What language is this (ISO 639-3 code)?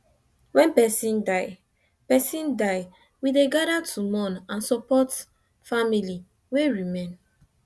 pcm